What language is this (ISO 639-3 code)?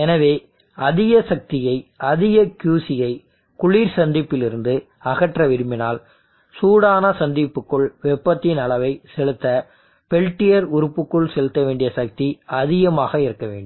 tam